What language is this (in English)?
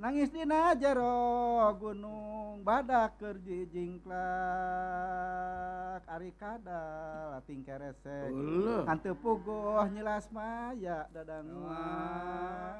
Indonesian